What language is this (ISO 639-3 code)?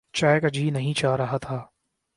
urd